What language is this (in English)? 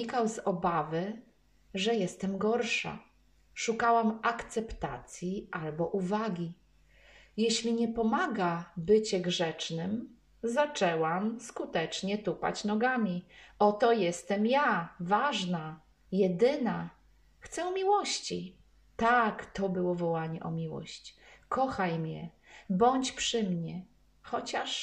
Polish